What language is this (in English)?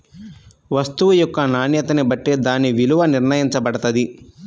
Telugu